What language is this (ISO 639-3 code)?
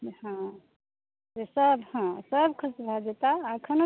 mai